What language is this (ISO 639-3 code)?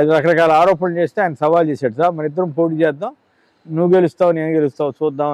tel